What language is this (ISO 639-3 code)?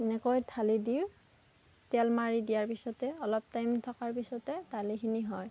asm